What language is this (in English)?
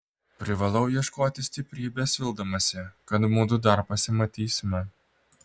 Lithuanian